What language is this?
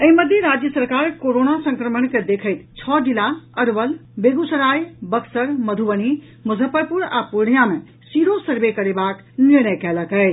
Maithili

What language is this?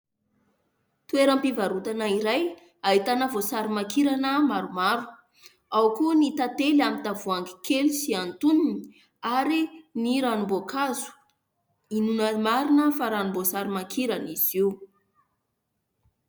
Malagasy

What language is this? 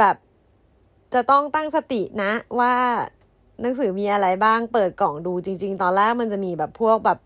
Thai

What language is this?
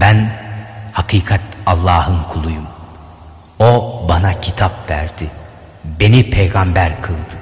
Turkish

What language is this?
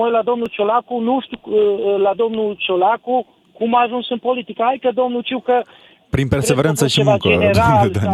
Romanian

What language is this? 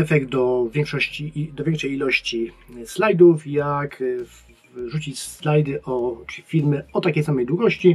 Polish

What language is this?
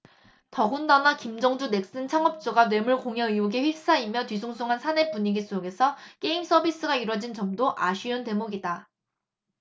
Korean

